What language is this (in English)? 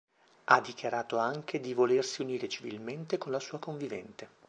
Italian